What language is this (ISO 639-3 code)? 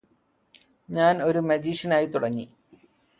mal